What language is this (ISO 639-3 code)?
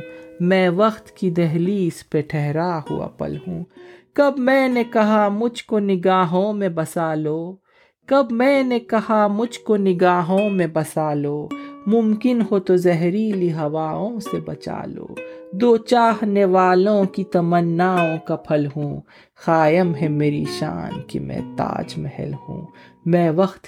urd